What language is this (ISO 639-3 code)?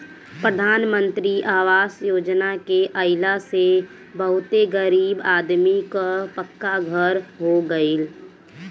bho